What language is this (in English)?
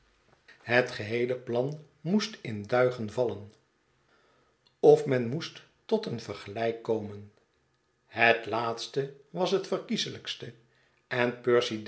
Dutch